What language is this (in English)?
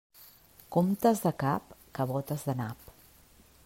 Catalan